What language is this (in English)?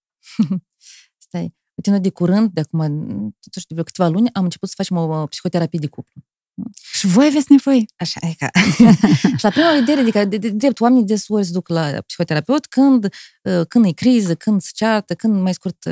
Romanian